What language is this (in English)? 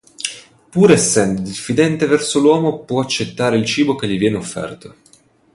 Italian